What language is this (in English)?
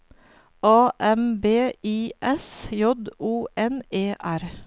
Norwegian